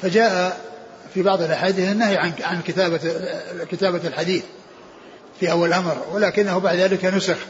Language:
Arabic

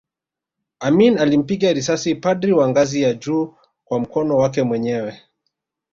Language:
Swahili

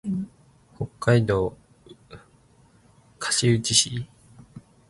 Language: Japanese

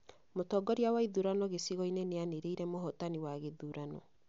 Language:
Kikuyu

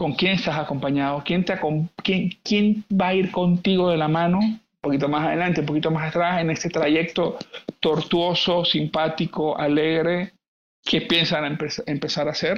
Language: Spanish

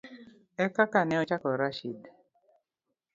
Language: Luo (Kenya and Tanzania)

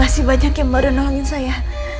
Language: Indonesian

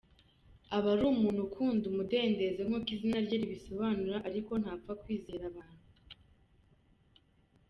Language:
Kinyarwanda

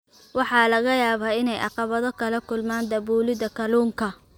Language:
Somali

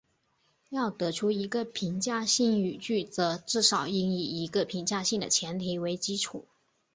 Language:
Chinese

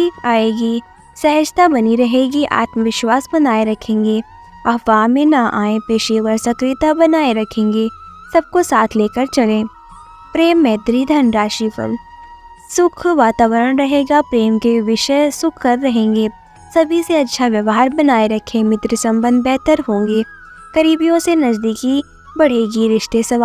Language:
Hindi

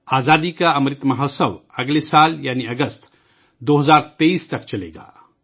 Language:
Urdu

